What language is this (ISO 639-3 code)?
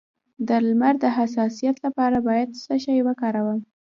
pus